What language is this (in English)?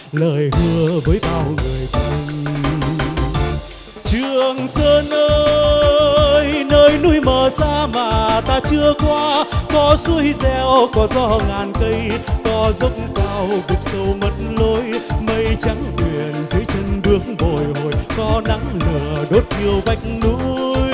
Vietnamese